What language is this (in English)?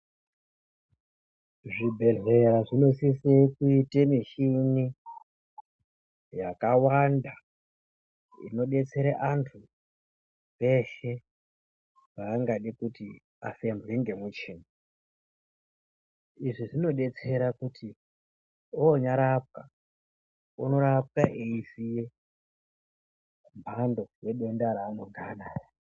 Ndau